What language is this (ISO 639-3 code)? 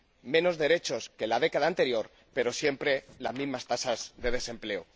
spa